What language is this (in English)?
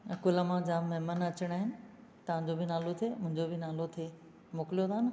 Sindhi